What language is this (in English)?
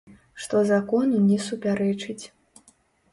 Belarusian